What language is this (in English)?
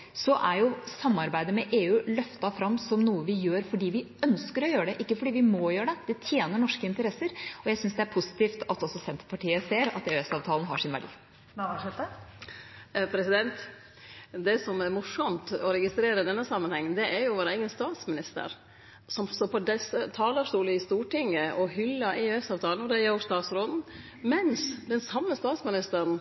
Norwegian